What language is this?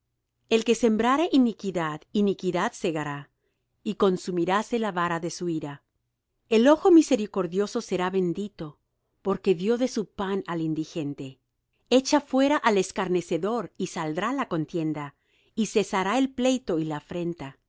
Spanish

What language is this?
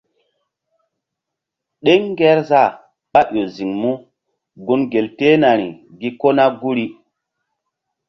Mbum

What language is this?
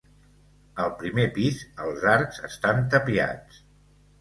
Catalan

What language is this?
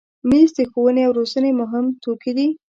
Pashto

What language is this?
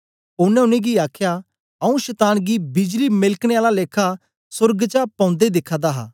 Dogri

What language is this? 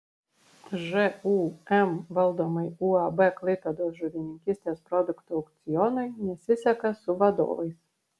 Lithuanian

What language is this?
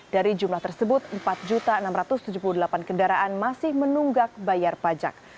Indonesian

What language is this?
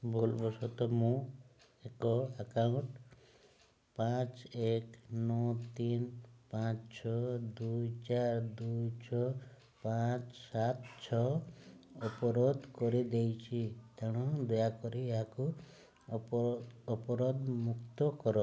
Odia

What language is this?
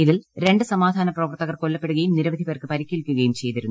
Malayalam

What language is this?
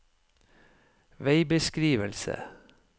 Norwegian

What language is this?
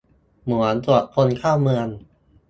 Thai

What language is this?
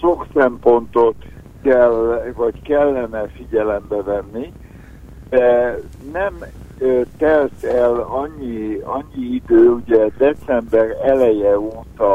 Hungarian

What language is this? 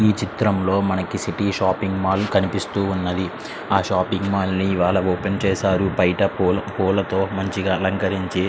Telugu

